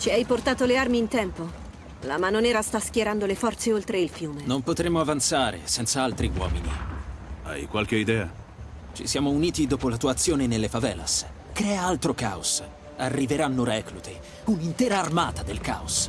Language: Italian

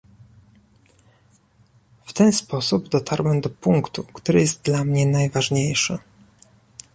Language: Polish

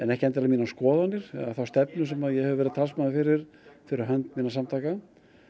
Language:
Icelandic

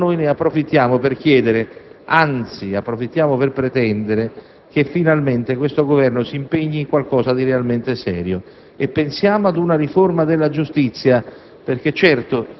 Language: Italian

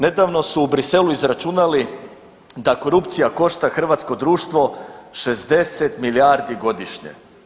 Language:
Croatian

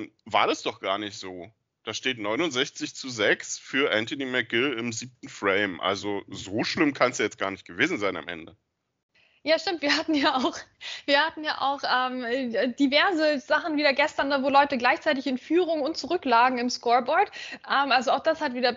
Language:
German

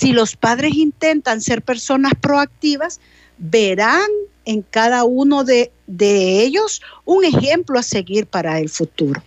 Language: Spanish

